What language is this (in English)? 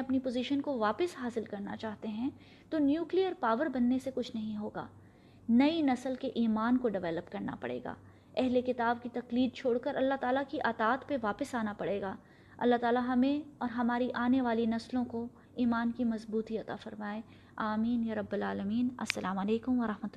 Urdu